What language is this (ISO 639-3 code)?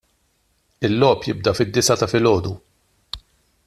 mlt